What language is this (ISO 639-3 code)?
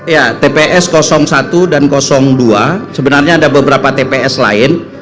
ind